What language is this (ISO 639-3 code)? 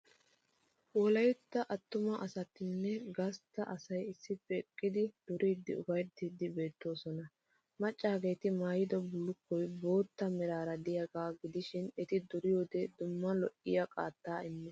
wal